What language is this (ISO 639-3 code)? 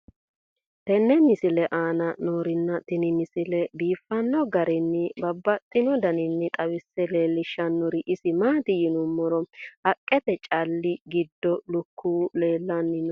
sid